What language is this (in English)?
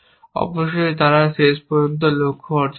Bangla